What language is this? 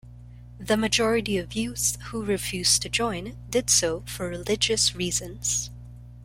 English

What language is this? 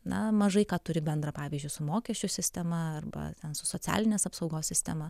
Lithuanian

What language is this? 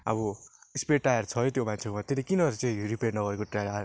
Nepali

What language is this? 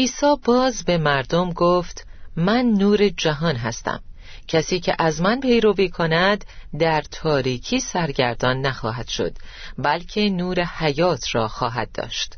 Persian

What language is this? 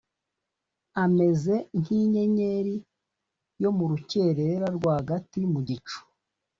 Kinyarwanda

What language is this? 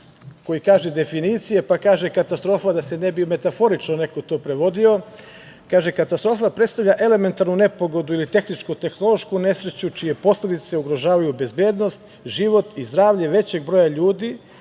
Serbian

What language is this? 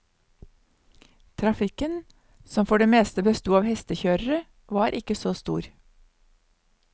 Norwegian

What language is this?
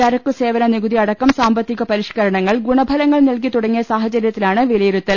Malayalam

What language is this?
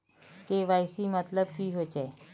Magahi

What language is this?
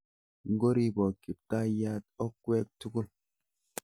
Kalenjin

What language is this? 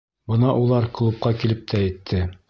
Bashkir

